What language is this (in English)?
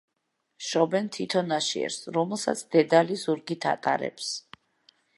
Georgian